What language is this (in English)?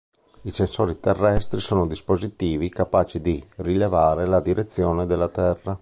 Italian